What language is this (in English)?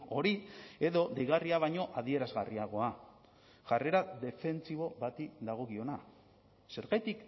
Basque